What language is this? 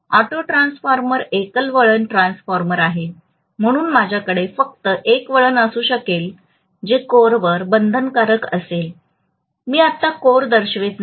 Marathi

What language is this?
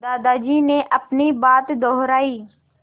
Hindi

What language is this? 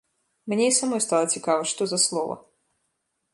Belarusian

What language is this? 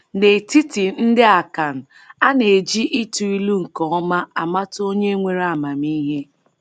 Igbo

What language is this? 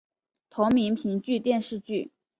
Chinese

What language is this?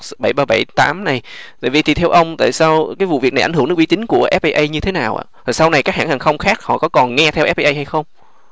Vietnamese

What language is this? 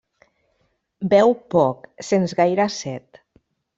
Catalan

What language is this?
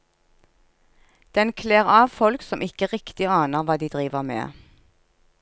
Norwegian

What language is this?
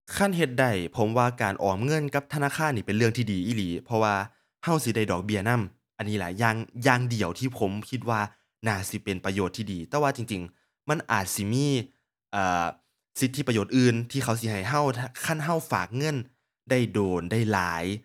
Thai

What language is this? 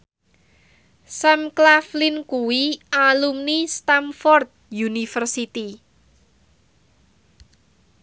Javanese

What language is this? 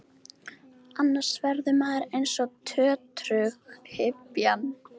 Icelandic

